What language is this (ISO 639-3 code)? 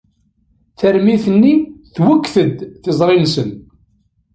kab